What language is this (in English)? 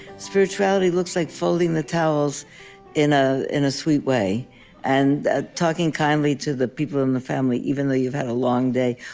English